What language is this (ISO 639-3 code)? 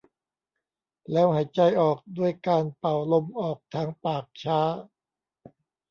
tha